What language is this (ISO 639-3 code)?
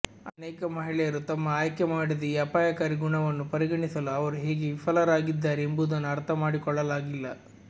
kan